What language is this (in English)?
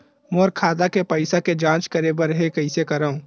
Chhattisgarhi